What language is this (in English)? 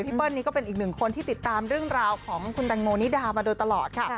Thai